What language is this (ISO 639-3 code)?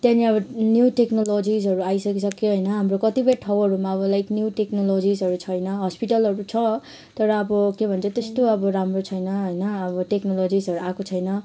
nep